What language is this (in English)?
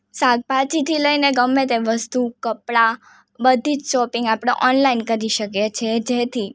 Gujarati